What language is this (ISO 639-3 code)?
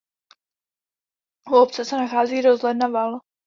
ces